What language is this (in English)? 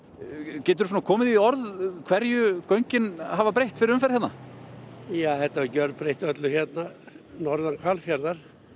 Icelandic